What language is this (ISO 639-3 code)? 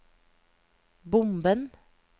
nor